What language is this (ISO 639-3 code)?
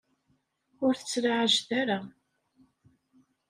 kab